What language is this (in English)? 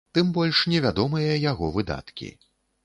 Belarusian